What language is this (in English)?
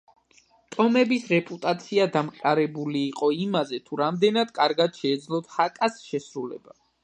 Georgian